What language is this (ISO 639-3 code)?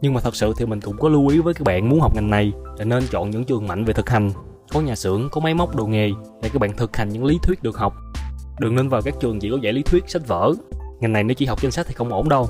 vie